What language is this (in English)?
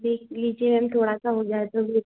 Hindi